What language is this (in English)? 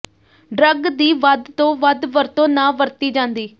Punjabi